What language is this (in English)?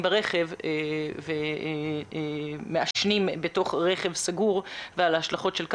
Hebrew